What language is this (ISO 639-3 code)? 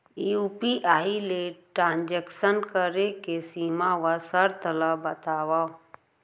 hne